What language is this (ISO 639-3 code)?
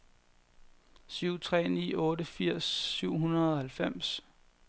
dan